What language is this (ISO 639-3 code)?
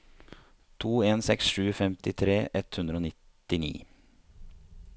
nor